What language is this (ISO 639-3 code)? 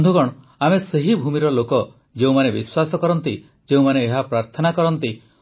ori